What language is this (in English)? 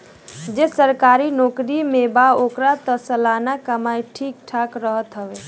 Bhojpuri